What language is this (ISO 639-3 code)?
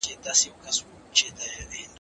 pus